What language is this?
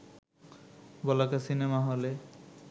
Bangla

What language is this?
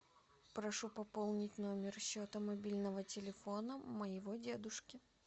Russian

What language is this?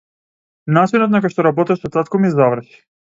Macedonian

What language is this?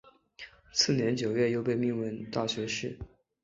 Chinese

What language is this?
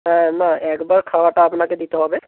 Bangla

